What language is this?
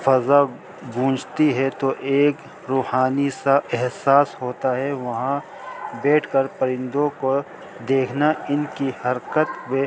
Urdu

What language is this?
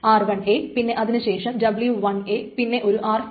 Malayalam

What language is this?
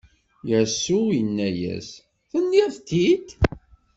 Kabyle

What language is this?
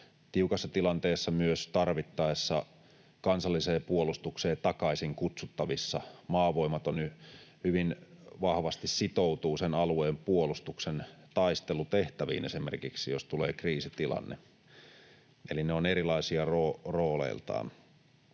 Finnish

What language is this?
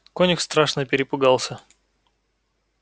Russian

